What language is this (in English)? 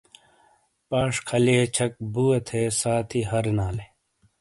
Shina